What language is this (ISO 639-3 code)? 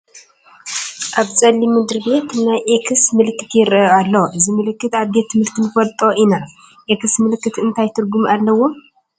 tir